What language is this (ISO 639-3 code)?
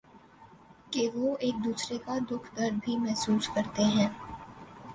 urd